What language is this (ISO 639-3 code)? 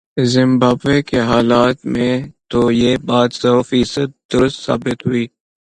urd